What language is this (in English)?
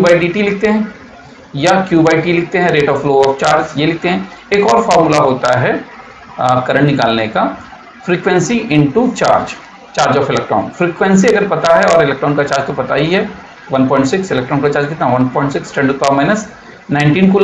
Hindi